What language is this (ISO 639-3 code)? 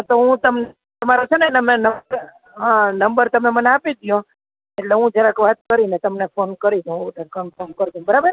guj